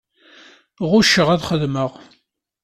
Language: Kabyle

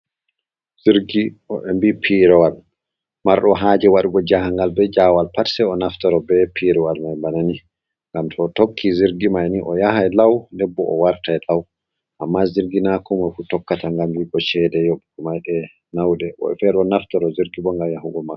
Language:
Fula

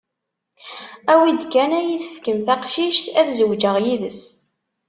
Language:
Kabyle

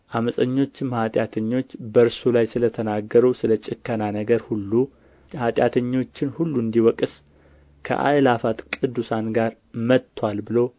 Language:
Amharic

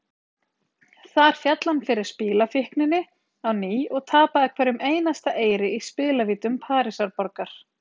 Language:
Icelandic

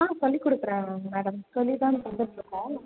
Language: Tamil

